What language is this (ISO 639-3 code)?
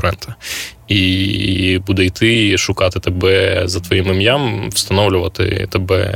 ukr